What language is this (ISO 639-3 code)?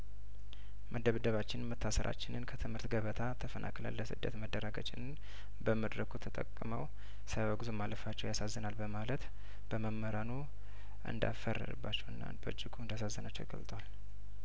amh